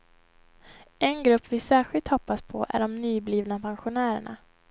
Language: Swedish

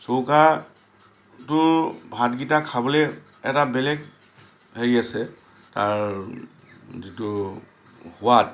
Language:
Assamese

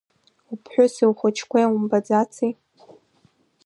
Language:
Abkhazian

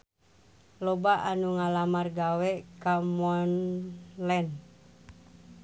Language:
Sundanese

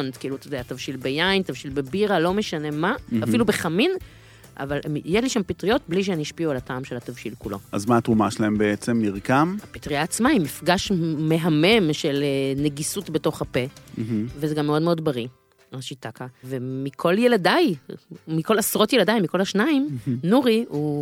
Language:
Hebrew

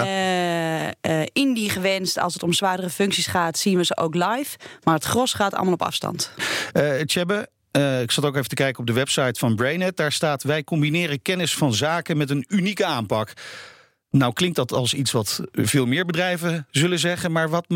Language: Dutch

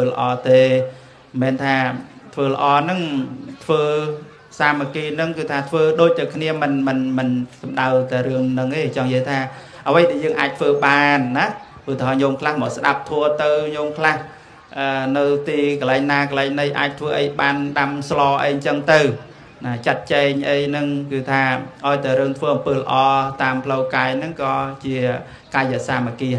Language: Vietnamese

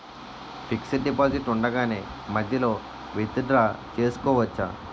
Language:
Telugu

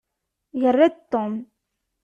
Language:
Kabyle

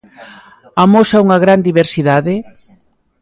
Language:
Galician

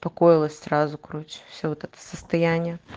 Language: Russian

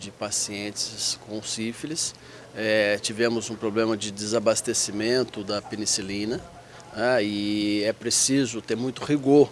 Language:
Portuguese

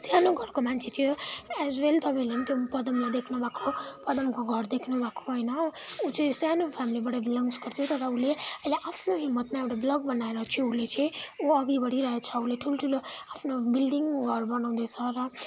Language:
Nepali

